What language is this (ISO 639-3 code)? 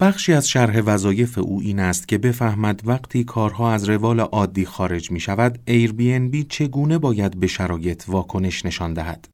fas